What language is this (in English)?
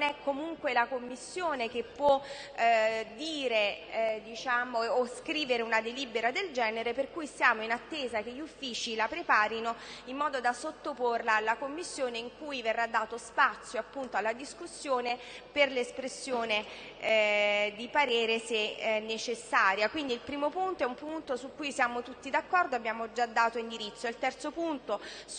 Italian